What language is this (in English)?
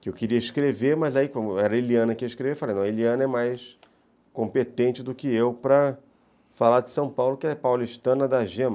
Portuguese